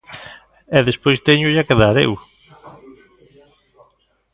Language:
Galician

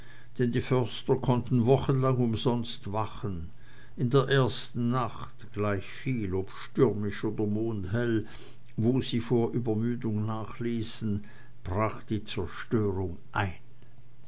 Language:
German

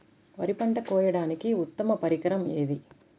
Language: Telugu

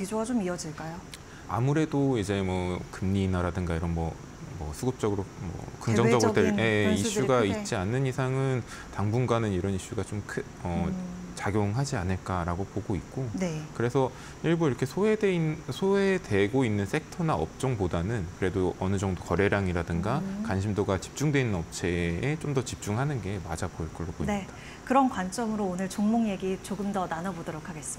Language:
Korean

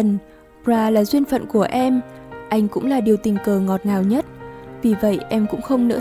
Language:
Vietnamese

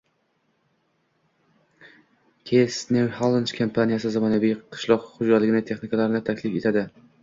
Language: Uzbek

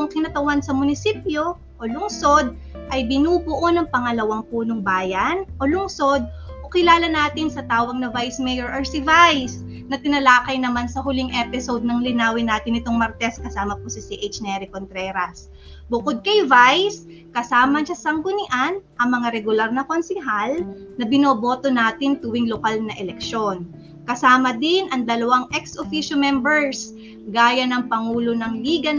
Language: Filipino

